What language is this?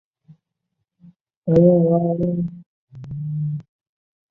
Chinese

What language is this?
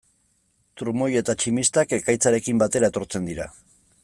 Basque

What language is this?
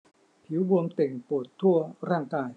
Thai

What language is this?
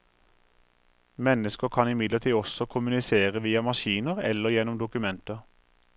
Norwegian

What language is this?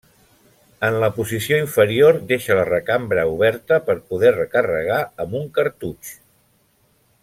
Catalan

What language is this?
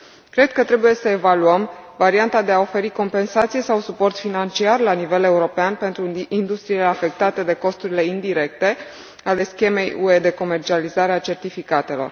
Romanian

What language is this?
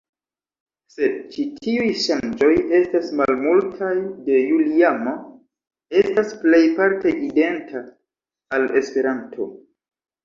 Esperanto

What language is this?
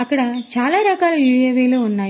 Telugu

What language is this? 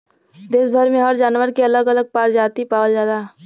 Bhojpuri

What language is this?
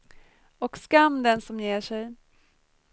Swedish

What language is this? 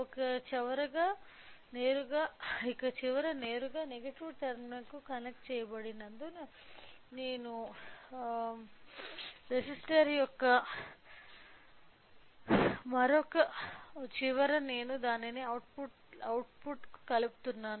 Telugu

